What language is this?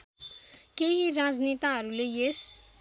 Nepali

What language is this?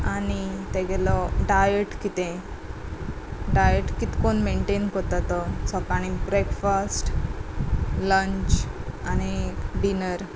Konkani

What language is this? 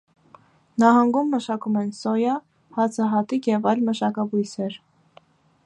Armenian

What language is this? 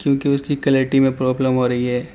Urdu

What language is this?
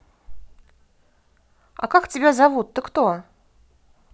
Russian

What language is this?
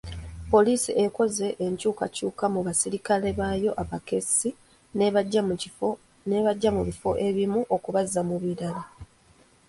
Ganda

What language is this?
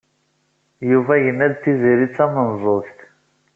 Kabyle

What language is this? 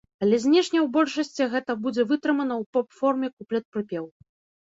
Belarusian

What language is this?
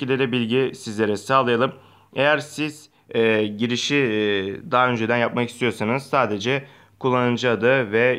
Turkish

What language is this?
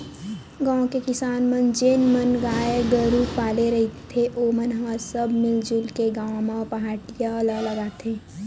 Chhattisgarhi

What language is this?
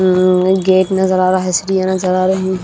Hindi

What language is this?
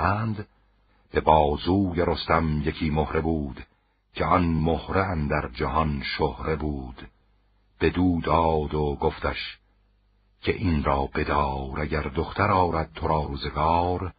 Persian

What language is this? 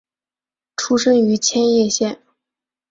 Chinese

